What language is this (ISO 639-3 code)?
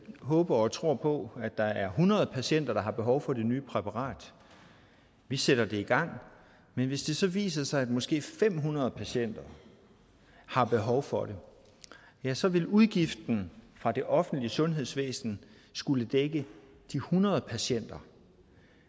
dan